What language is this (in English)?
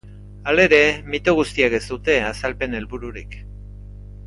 Basque